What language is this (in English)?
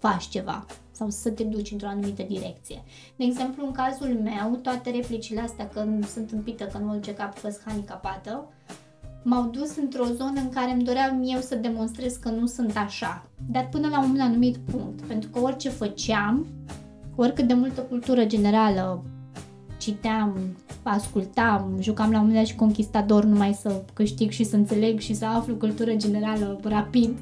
Romanian